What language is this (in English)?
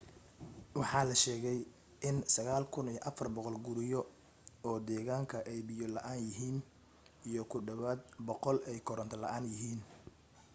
Somali